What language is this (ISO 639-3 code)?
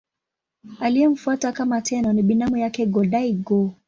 swa